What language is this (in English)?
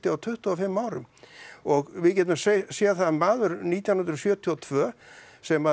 Icelandic